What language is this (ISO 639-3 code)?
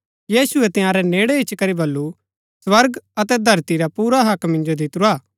gbk